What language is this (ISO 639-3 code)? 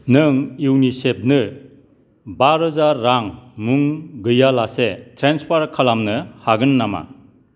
brx